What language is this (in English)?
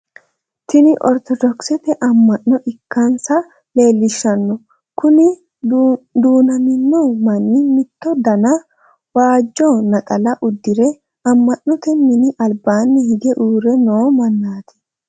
Sidamo